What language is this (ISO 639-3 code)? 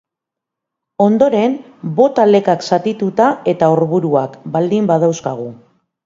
eus